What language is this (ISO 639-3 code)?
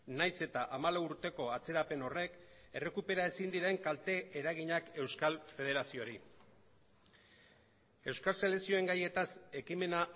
eus